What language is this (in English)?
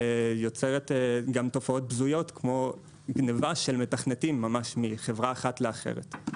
Hebrew